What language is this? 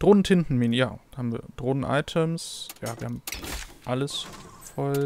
German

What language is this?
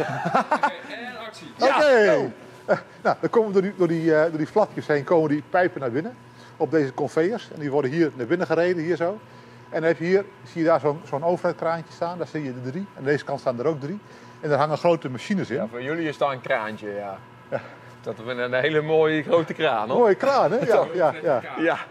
Dutch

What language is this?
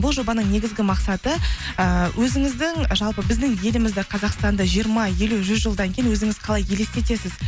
Kazakh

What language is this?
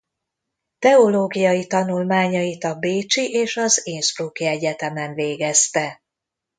Hungarian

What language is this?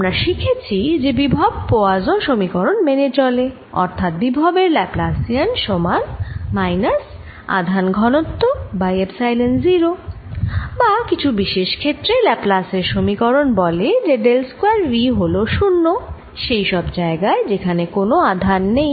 Bangla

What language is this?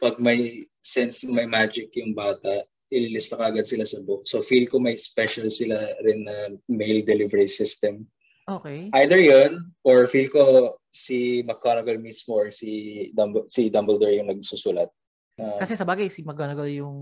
Filipino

